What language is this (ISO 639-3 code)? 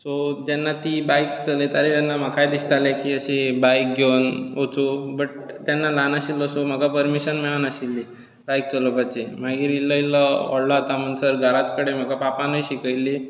kok